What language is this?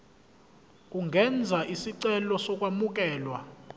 Zulu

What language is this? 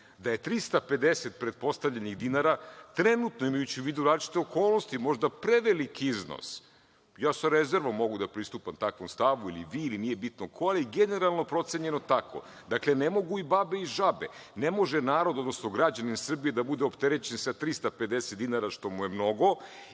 Serbian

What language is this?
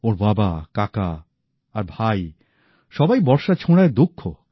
Bangla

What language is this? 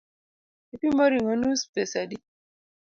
Luo (Kenya and Tanzania)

